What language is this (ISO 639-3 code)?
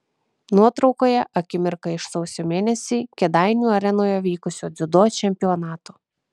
lit